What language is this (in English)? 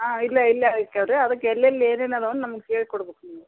Kannada